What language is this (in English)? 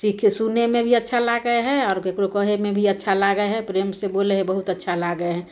Maithili